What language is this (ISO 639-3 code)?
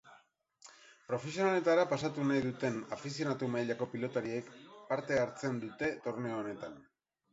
eus